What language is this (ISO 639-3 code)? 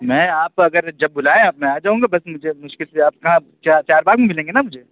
urd